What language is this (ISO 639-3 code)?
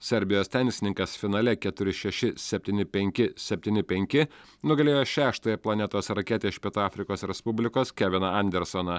lit